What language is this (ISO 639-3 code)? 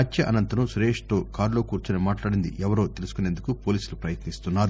tel